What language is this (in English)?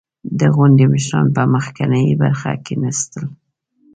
Pashto